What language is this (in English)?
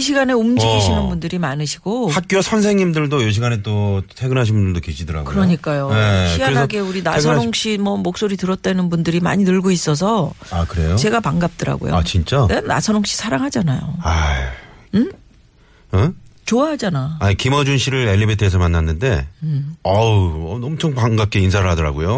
Korean